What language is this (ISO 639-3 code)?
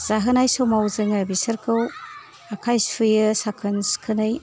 brx